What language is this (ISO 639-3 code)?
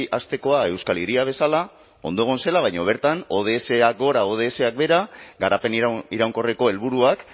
eus